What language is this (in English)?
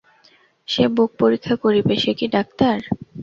Bangla